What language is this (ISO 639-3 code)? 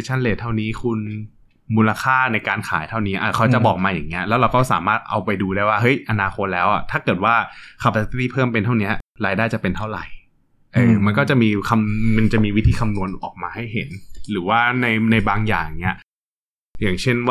tha